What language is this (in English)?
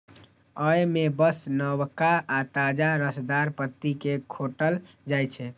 Maithili